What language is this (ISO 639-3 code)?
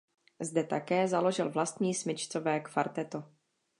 ces